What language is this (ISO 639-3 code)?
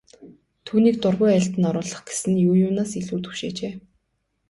mon